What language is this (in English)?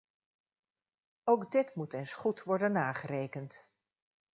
Dutch